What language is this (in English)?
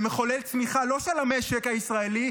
Hebrew